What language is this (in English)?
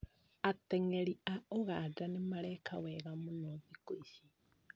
Kikuyu